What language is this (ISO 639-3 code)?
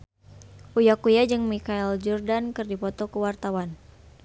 sun